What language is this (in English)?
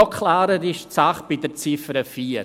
Swiss German